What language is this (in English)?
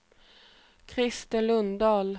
Swedish